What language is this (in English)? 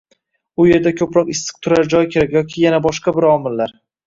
Uzbek